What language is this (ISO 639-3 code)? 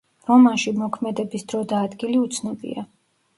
kat